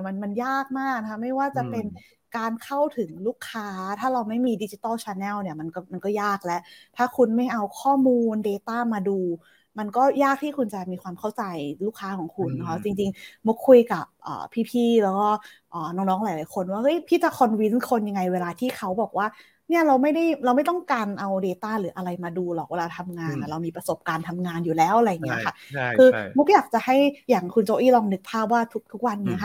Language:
Thai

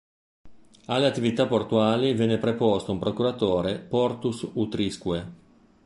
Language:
Italian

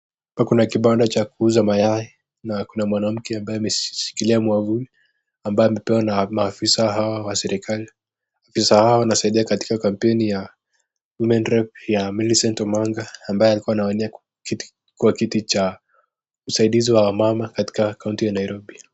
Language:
Swahili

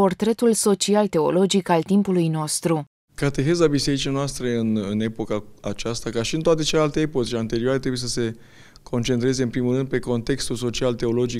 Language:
Romanian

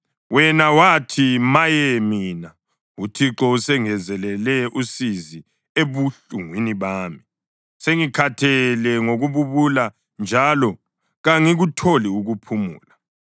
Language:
North Ndebele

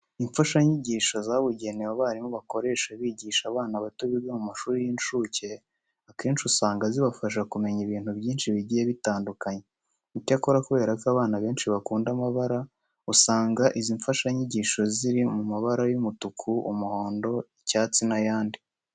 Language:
Kinyarwanda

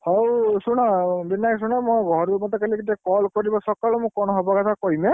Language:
Odia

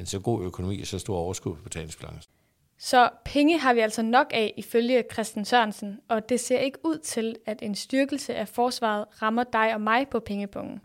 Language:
Danish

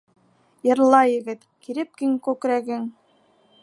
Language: Bashkir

